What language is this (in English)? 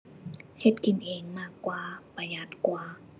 Thai